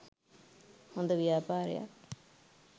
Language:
Sinhala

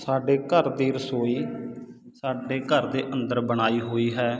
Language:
Punjabi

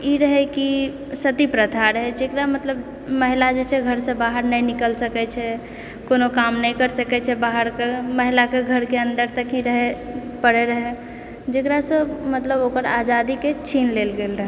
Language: Maithili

